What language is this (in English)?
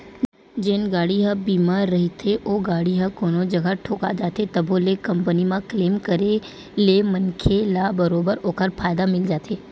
Chhattisgarhi